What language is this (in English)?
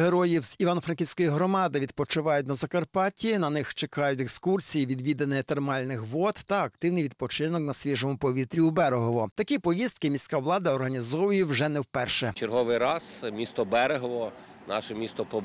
Ukrainian